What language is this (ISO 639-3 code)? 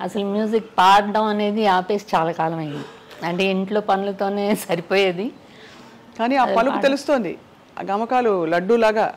tel